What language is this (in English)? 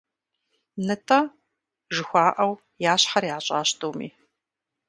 Kabardian